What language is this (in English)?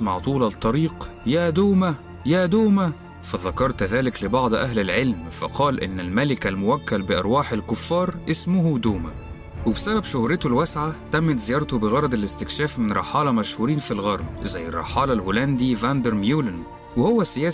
Arabic